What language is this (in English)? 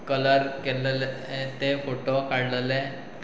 Konkani